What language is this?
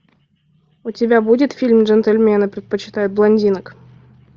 Russian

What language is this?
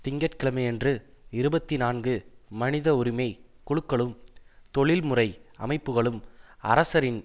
Tamil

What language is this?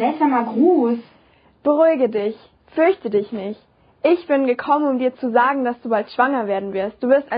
German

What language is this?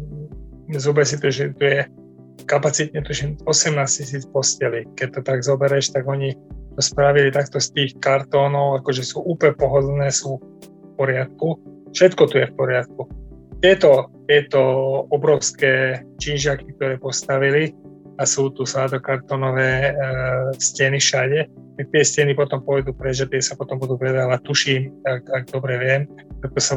Slovak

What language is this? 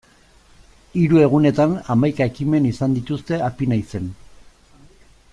Basque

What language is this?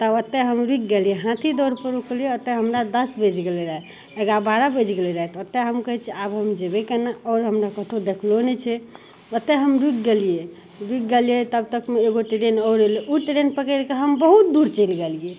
Maithili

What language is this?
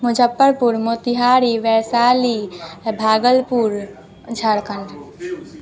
Maithili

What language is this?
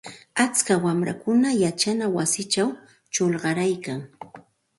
Santa Ana de Tusi Pasco Quechua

